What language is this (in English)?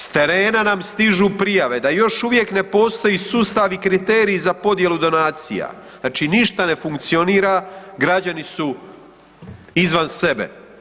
Croatian